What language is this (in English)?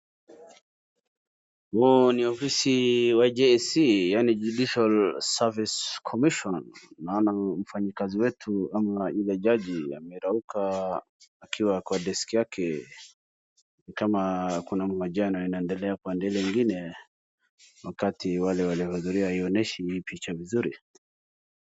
Swahili